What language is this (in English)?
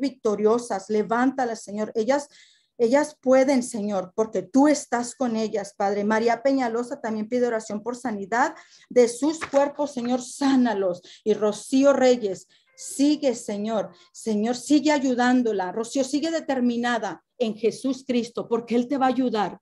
Spanish